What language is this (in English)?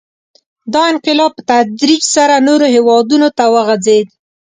Pashto